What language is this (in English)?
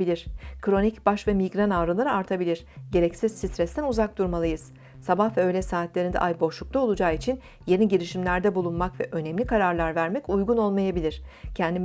Turkish